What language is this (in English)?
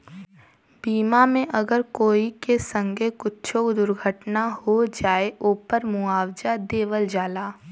Bhojpuri